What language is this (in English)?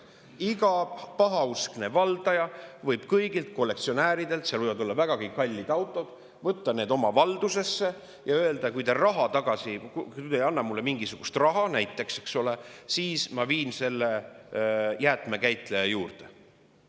Estonian